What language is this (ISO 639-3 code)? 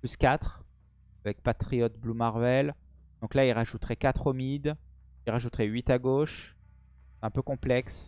fra